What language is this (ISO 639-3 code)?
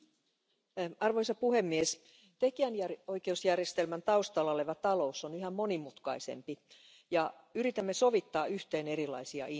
fin